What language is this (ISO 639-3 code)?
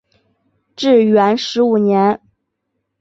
zho